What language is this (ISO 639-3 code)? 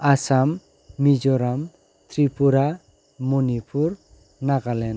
brx